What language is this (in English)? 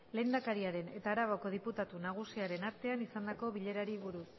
Basque